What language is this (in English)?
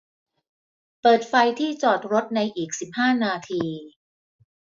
Thai